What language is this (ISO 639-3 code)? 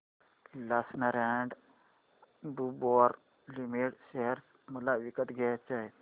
mar